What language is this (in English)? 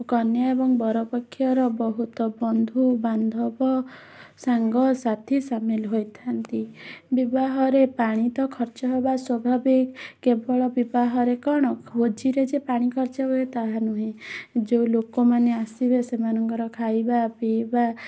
Odia